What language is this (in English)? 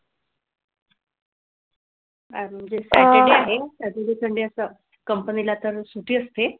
Marathi